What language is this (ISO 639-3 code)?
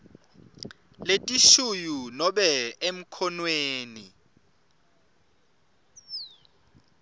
ssw